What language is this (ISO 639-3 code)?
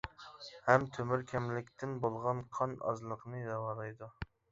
uig